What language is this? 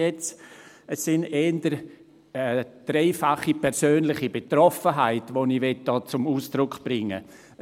Swiss German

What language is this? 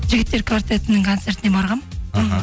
Kazakh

